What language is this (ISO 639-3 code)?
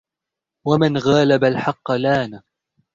ara